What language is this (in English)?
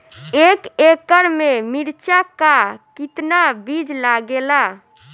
Bhojpuri